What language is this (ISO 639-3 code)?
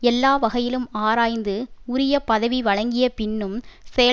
tam